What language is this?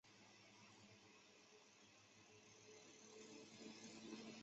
Chinese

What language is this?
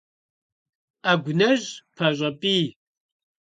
Kabardian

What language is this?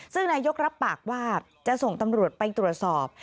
Thai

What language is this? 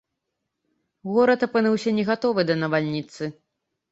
Belarusian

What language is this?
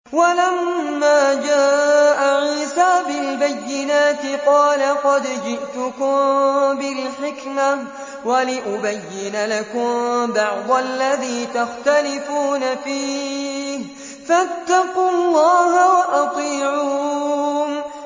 Arabic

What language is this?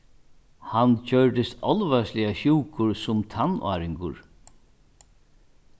Faroese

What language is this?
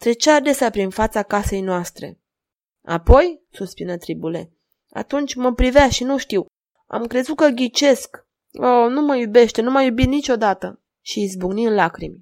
Romanian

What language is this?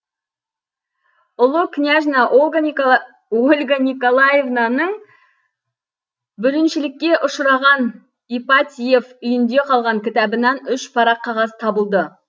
Kazakh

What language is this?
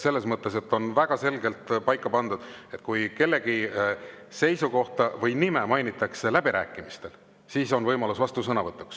Estonian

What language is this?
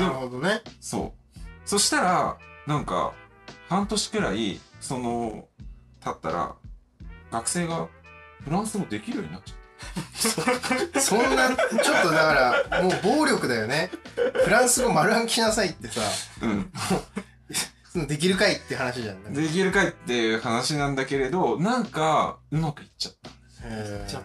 Japanese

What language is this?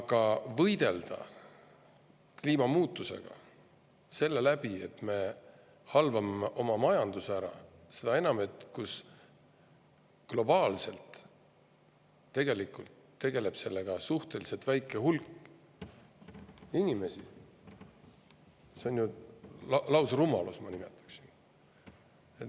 Estonian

